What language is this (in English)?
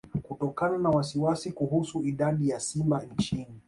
Swahili